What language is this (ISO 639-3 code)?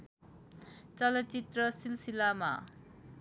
nep